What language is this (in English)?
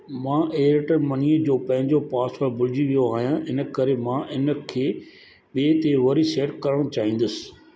Sindhi